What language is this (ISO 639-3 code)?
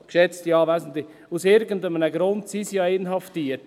gsw